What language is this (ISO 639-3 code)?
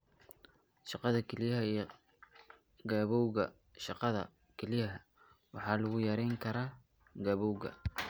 som